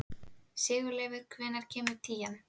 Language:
Icelandic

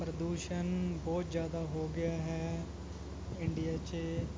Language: Punjabi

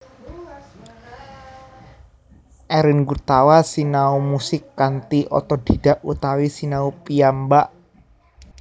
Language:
Javanese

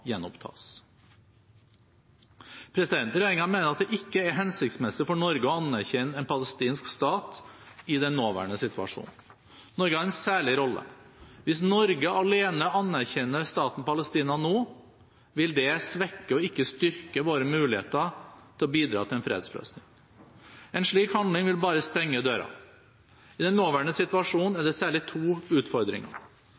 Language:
Norwegian Bokmål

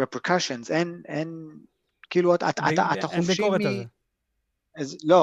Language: Hebrew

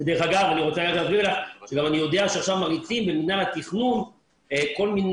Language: Hebrew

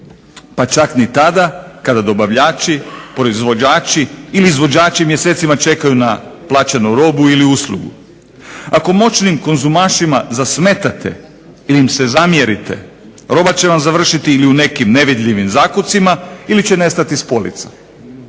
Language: Croatian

